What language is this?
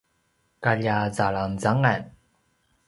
Paiwan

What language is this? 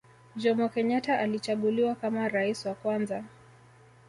Swahili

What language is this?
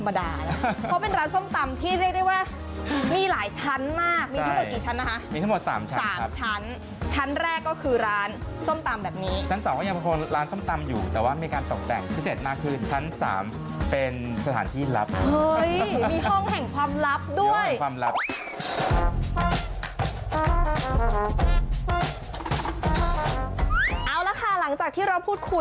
Thai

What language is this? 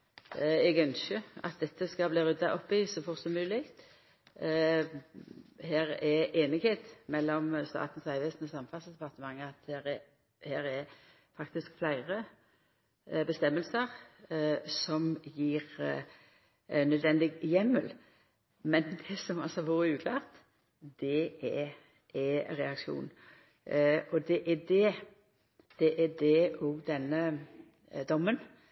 Norwegian Nynorsk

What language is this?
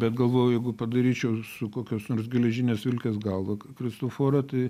Lithuanian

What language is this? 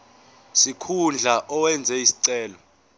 Zulu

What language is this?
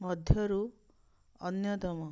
Odia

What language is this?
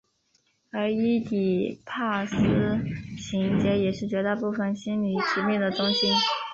Chinese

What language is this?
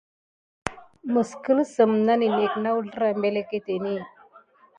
Gidar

